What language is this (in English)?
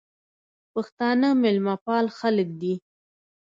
Pashto